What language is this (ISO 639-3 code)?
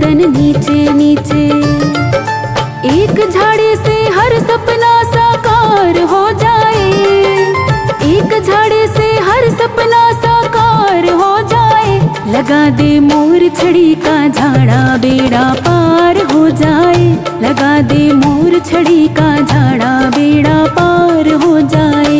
hin